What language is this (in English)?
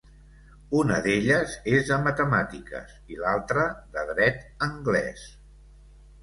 Catalan